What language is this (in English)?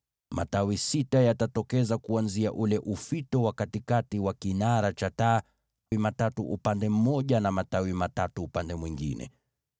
Swahili